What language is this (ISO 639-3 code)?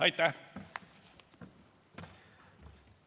est